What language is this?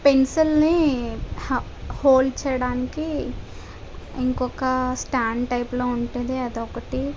Telugu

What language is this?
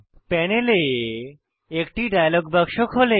Bangla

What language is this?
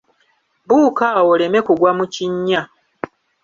Ganda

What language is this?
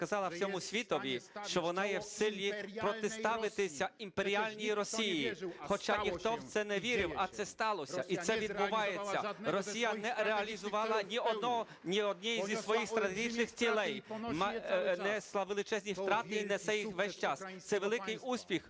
Ukrainian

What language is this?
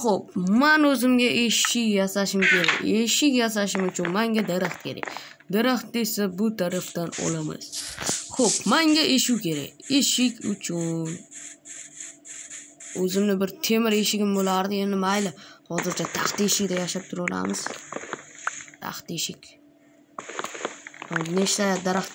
Turkish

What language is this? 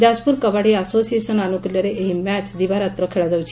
Odia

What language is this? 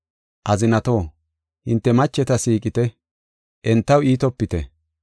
Gofa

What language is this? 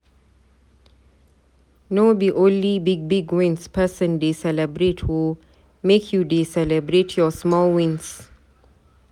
Nigerian Pidgin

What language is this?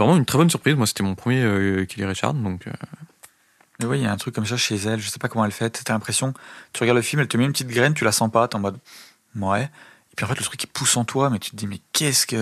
French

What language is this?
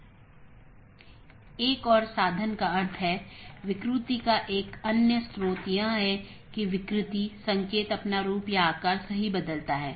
Hindi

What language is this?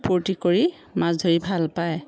Assamese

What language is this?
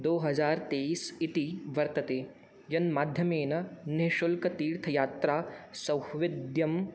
Sanskrit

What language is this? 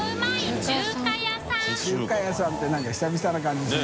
Japanese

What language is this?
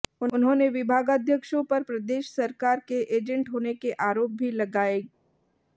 Hindi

